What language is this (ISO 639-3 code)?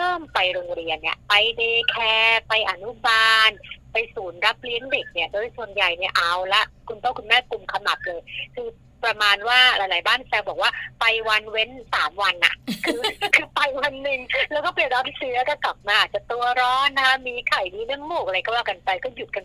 tha